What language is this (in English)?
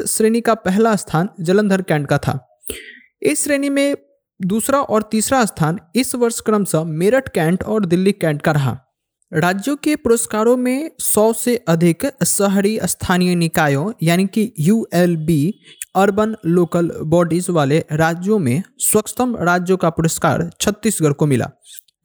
Hindi